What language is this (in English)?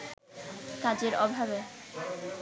Bangla